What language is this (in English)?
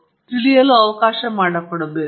Kannada